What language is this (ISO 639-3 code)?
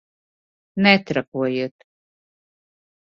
lav